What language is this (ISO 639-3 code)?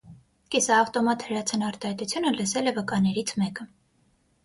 hye